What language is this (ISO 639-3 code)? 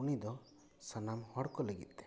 sat